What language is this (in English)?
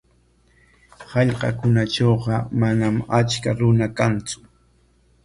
Corongo Ancash Quechua